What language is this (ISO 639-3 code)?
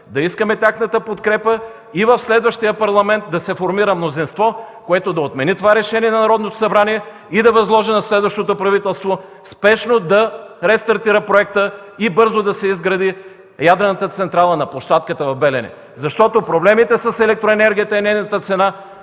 bul